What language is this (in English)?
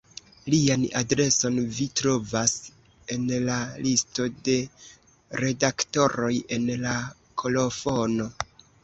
Esperanto